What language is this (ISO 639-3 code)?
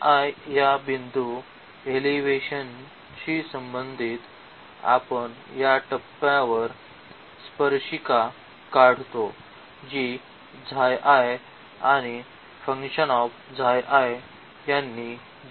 mar